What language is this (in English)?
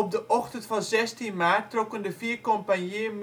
Dutch